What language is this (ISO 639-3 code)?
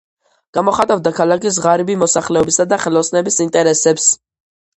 kat